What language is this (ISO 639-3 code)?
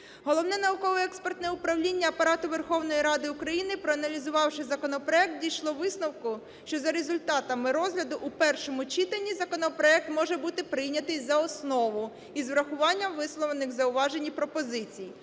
ukr